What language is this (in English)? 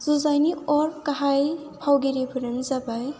Bodo